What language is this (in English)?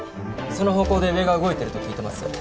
Japanese